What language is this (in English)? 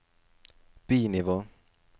Norwegian